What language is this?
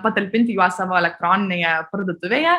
Lithuanian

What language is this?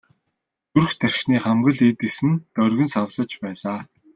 Mongolian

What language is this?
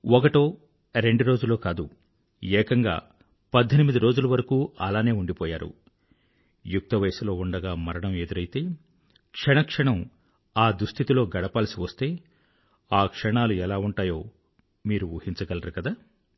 Telugu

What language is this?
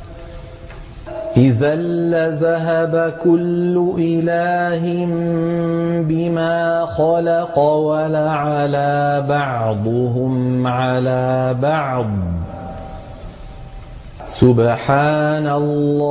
Arabic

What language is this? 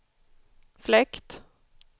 Swedish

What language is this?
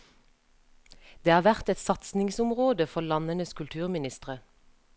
Norwegian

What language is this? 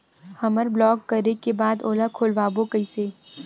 Chhattisgarhi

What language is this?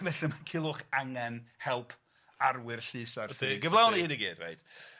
Welsh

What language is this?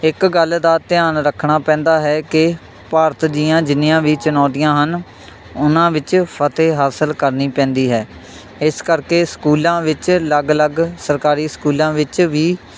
Punjabi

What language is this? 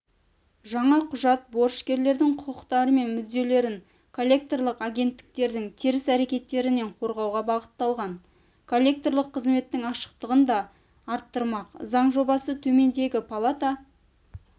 Kazakh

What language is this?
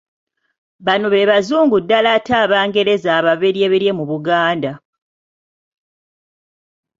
Ganda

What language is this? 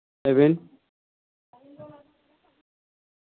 Santali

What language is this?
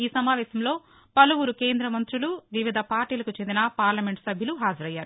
Telugu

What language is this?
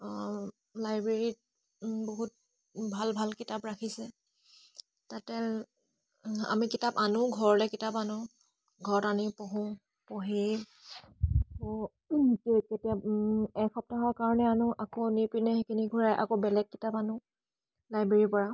Assamese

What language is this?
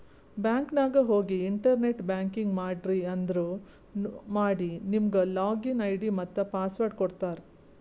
Kannada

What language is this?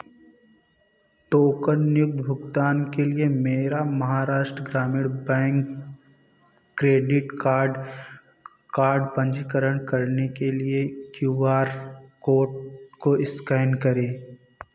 Hindi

